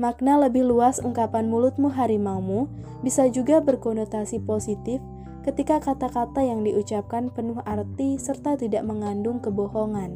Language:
Indonesian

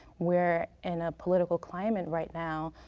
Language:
English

